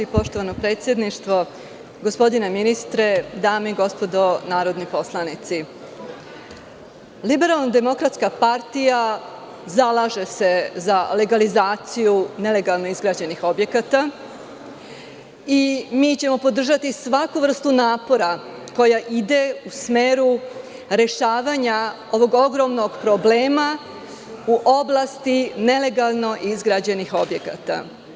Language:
Serbian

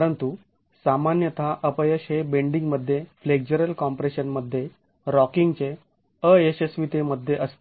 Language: Marathi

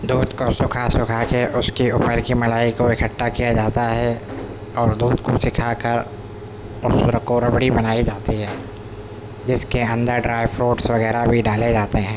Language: Urdu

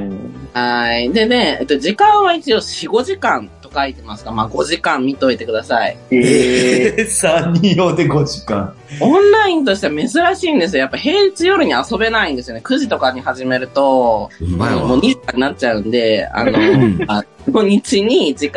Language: Japanese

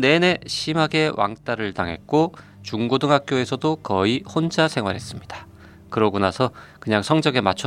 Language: Korean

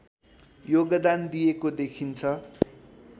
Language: Nepali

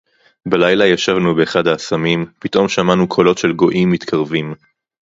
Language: Hebrew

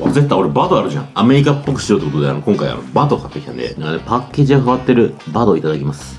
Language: Japanese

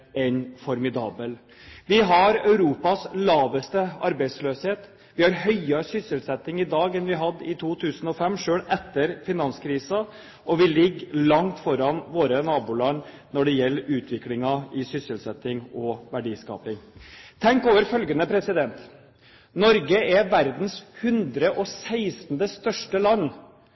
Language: Norwegian Bokmål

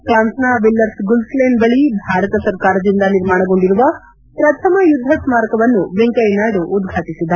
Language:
Kannada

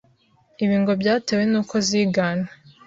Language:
Kinyarwanda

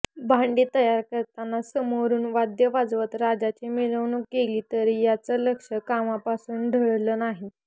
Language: Marathi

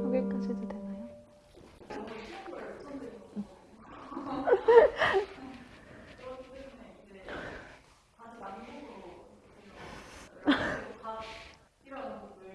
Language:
Korean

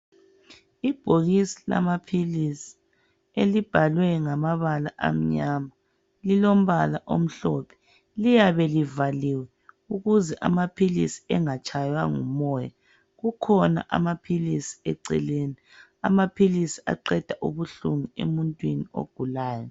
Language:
North Ndebele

